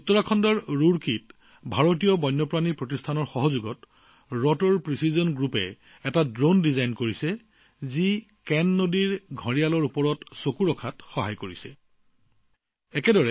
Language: Assamese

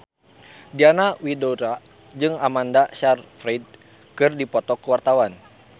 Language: Sundanese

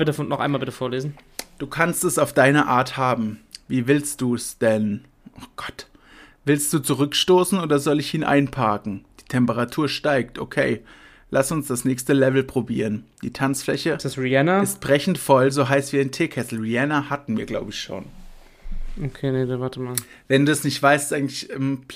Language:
German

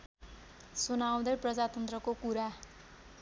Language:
Nepali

